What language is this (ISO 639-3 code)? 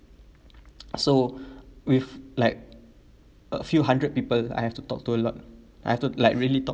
eng